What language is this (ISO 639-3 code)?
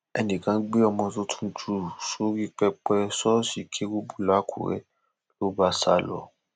yor